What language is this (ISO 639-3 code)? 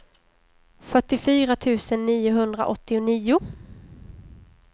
swe